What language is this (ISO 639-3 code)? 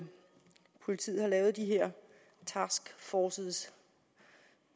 dan